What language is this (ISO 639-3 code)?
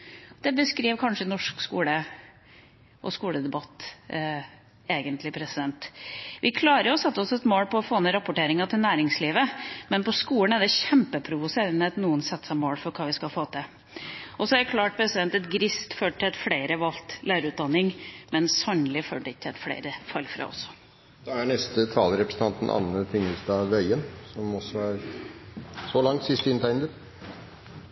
nob